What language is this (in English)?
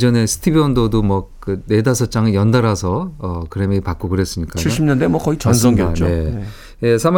Korean